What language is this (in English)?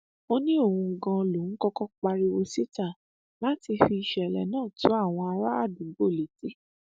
Yoruba